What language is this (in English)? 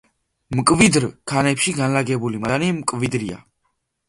Georgian